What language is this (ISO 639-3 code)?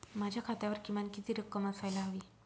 mar